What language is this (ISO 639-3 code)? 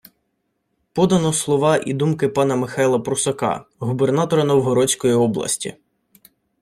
ukr